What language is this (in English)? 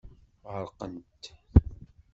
Kabyle